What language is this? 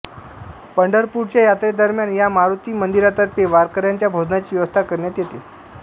Marathi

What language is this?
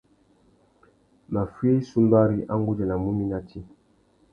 Tuki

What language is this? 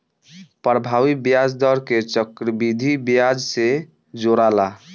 Bhojpuri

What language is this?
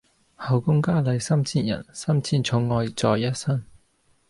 Cantonese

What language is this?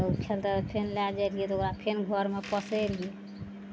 Maithili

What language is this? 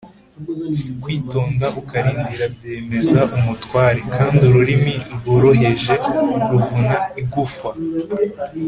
Kinyarwanda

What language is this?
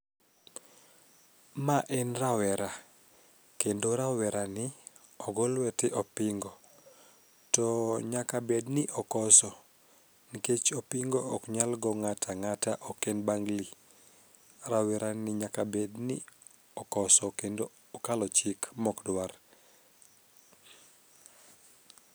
Luo (Kenya and Tanzania)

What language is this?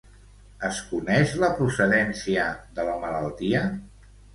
Catalan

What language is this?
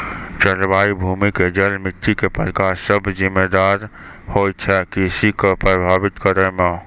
Maithili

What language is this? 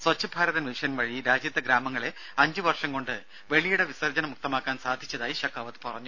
Malayalam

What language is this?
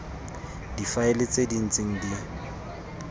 Tswana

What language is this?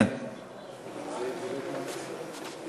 Hebrew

